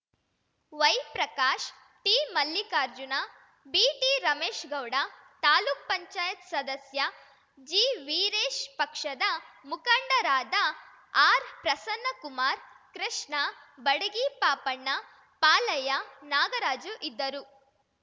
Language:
Kannada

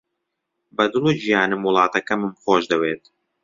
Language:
Central Kurdish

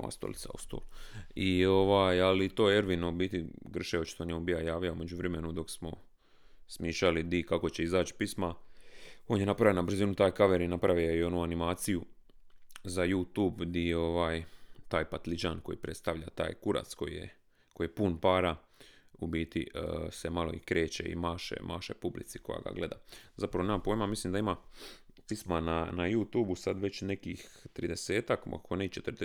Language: Croatian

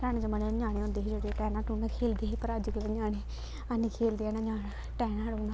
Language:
Dogri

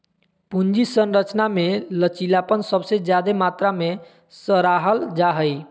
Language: Magahi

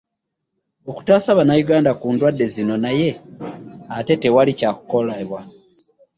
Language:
Ganda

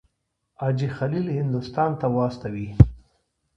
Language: Pashto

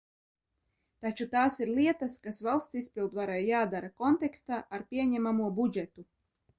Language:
Latvian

